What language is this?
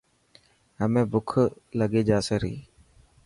Dhatki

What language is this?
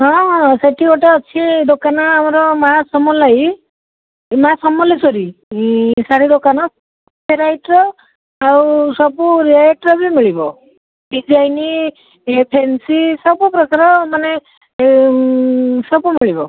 Odia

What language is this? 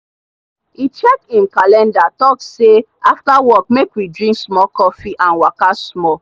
Nigerian Pidgin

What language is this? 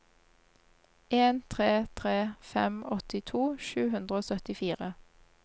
Norwegian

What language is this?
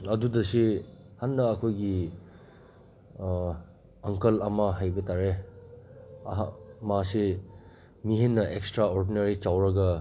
Manipuri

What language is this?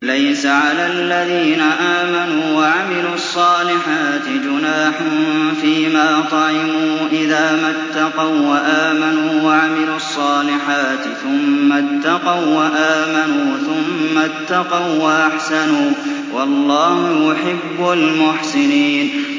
Arabic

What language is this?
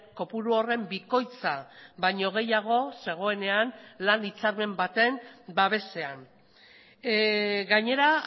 Basque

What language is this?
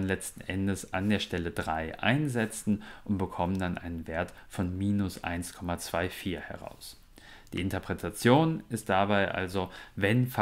German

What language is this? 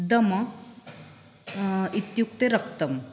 Sanskrit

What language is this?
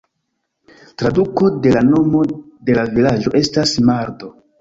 Esperanto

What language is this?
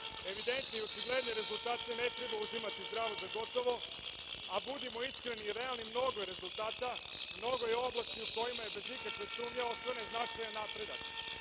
Serbian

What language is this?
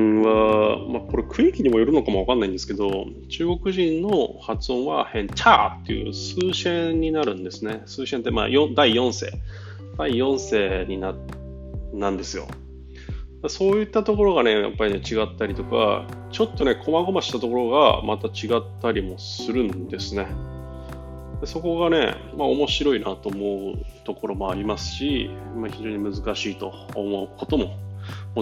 Japanese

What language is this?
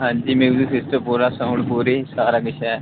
Dogri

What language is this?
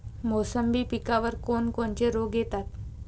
Marathi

